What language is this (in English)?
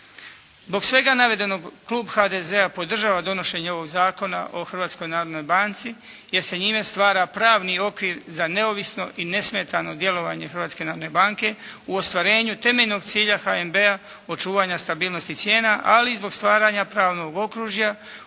Croatian